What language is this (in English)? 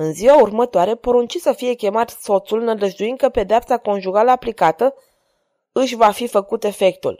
Romanian